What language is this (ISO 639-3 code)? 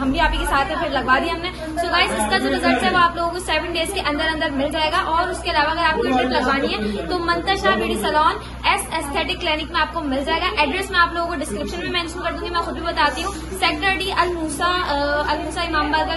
hin